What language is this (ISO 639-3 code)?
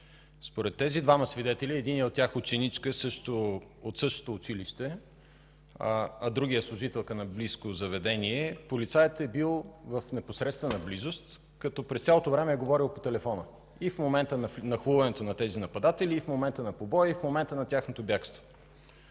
bul